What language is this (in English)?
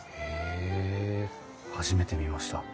Japanese